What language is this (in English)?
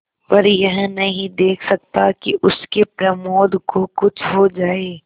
Hindi